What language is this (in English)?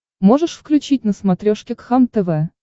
Russian